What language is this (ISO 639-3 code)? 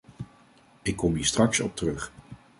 nld